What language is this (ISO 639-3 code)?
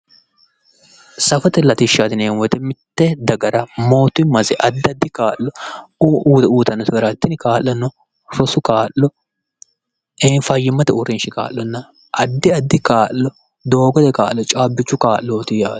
sid